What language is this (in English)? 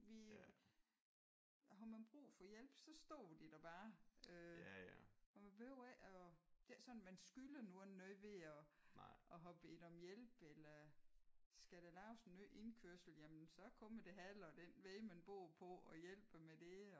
Danish